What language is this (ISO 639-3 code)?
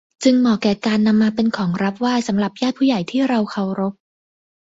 tha